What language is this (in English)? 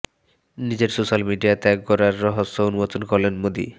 Bangla